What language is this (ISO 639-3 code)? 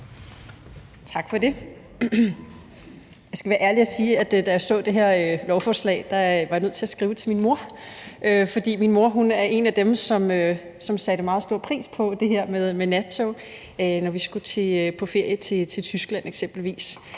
dan